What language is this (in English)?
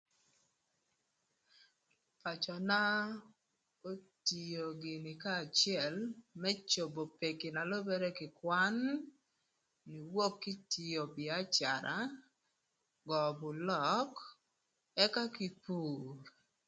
Thur